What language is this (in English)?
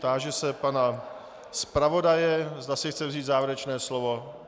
Czech